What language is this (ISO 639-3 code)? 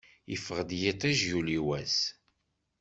kab